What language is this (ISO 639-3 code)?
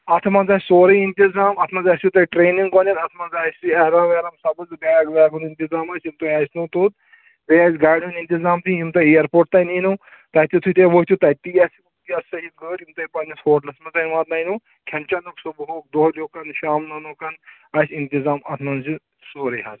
kas